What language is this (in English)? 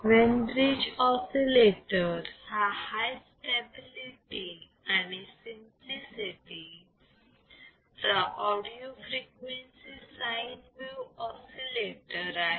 Marathi